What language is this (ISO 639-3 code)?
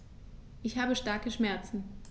deu